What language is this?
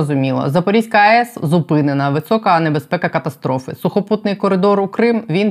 Ukrainian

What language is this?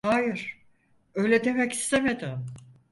Turkish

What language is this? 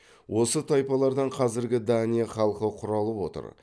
Kazakh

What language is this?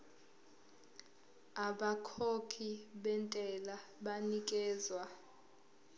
Zulu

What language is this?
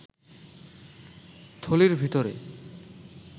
Bangla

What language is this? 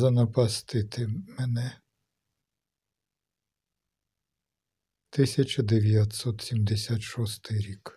Ukrainian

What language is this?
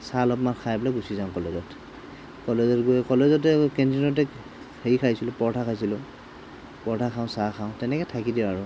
Assamese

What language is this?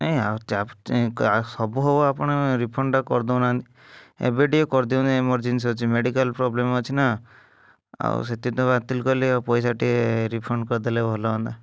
Odia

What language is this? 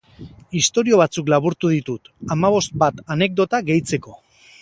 Basque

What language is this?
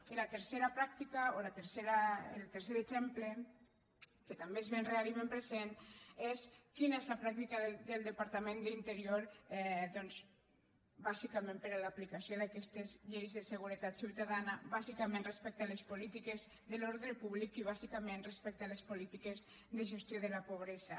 Catalan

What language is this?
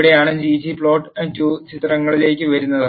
Malayalam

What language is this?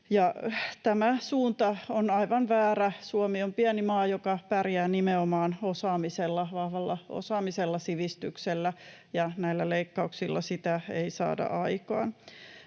Finnish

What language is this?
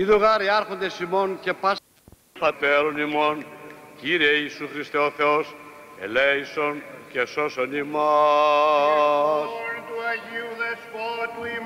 Greek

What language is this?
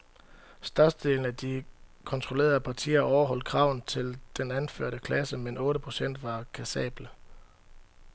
Danish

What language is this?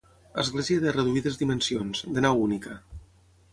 Catalan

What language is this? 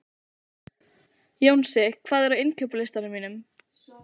Icelandic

